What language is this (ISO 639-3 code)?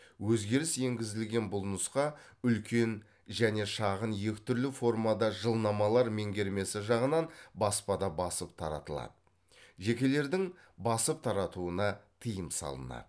kaz